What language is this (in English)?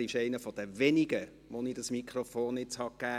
Swiss German